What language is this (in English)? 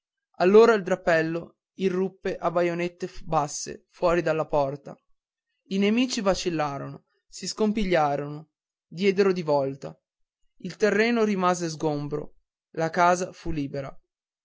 Italian